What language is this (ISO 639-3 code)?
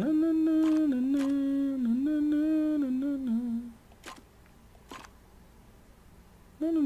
por